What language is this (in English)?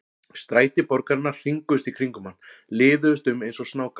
Icelandic